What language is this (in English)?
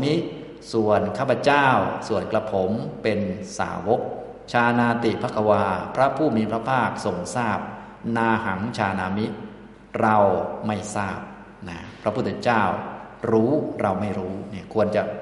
Thai